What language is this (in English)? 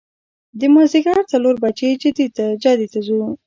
Pashto